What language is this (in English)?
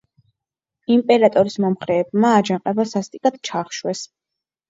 Georgian